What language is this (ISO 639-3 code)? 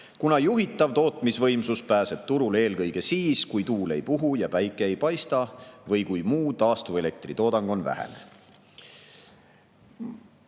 est